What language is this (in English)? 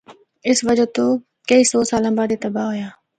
Northern Hindko